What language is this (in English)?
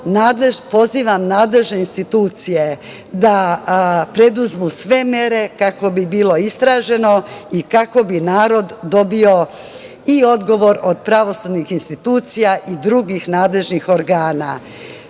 Serbian